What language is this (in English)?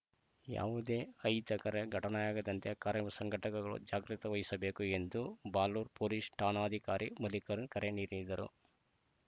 Kannada